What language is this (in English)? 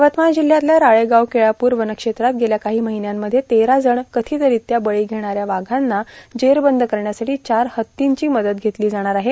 Marathi